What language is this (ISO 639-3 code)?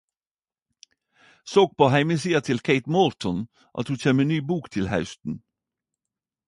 nno